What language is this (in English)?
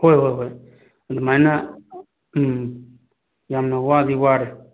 Manipuri